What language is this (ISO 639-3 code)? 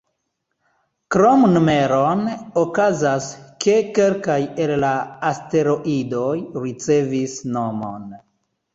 epo